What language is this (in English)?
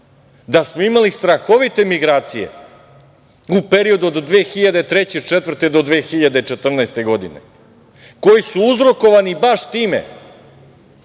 Serbian